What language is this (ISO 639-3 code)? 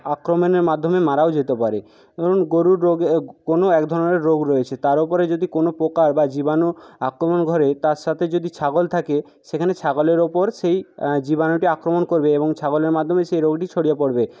ben